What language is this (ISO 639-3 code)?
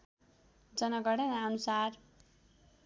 nep